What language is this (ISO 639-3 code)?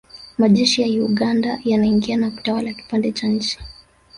swa